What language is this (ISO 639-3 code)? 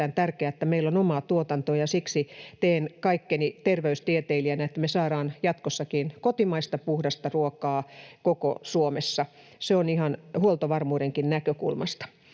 fin